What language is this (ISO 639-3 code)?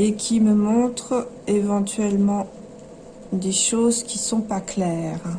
fra